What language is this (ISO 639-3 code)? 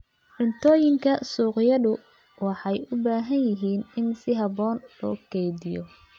som